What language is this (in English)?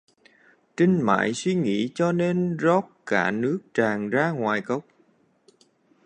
Vietnamese